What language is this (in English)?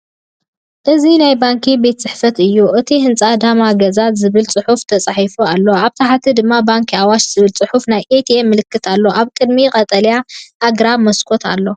Tigrinya